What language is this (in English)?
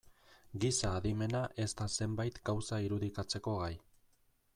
Basque